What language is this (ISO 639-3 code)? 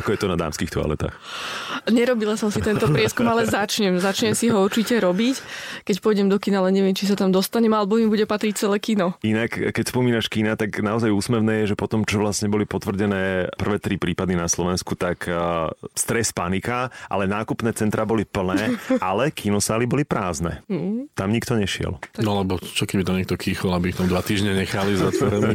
slk